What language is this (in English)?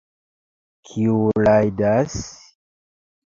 Esperanto